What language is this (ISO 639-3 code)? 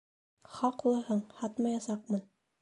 bak